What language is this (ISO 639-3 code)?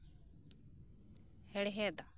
sat